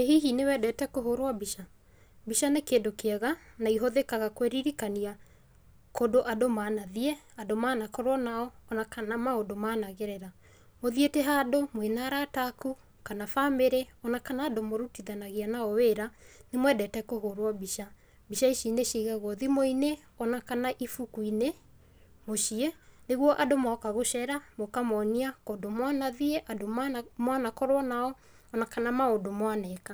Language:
Kikuyu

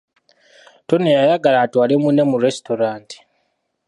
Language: Ganda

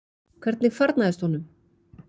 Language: Icelandic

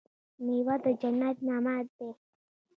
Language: Pashto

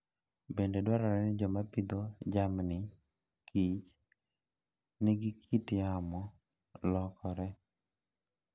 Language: Luo (Kenya and Tanzania)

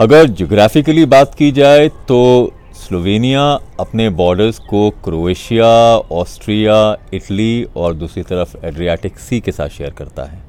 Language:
Hindi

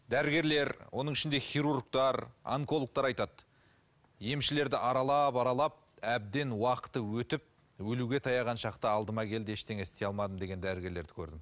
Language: Kazakh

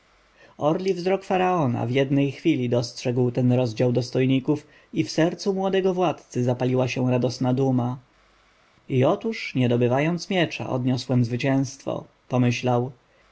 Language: Polish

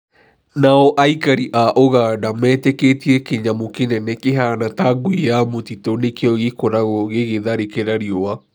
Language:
Kikuyu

